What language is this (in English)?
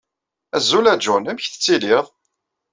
Kabyle